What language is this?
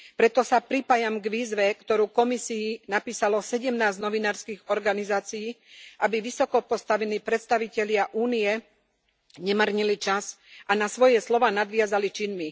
Slovak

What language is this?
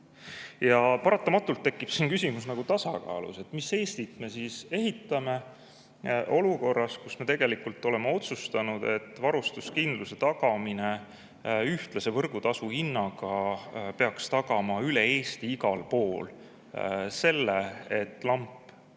Estonian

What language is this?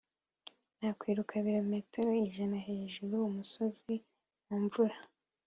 Kinyarwanda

